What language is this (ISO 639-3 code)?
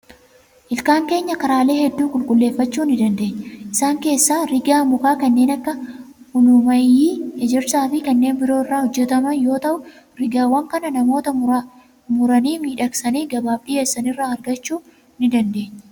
orm